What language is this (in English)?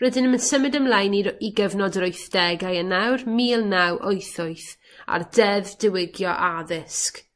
Welsh